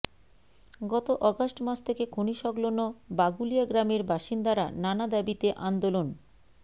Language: Bangla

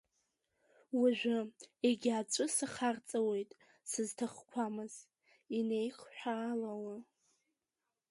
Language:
Abkhazian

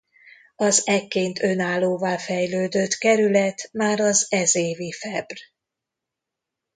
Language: Hungarian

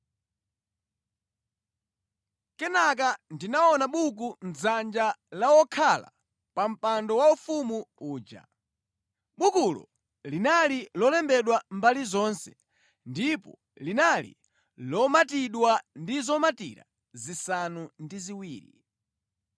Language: Nyanja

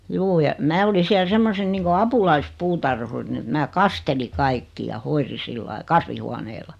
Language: Finnish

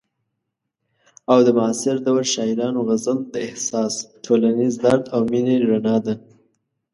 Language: Pashto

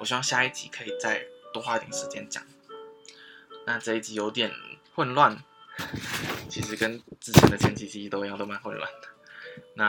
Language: Chinese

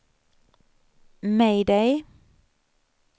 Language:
Swedish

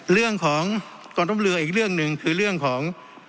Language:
Thai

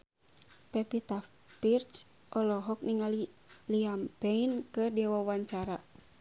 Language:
Sundanese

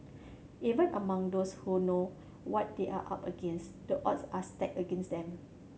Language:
English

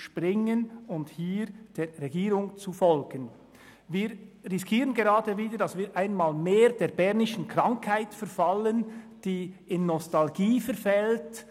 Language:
Swiss German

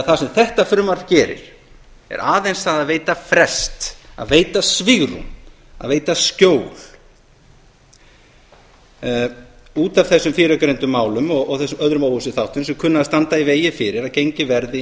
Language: Icelandic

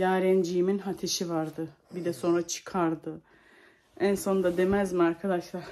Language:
Turkish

